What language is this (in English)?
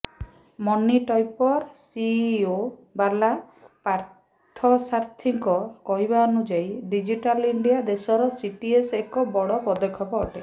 Odia